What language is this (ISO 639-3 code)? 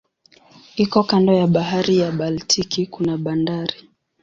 swa